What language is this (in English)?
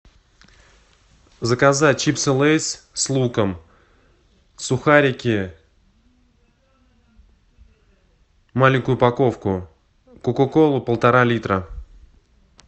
Russian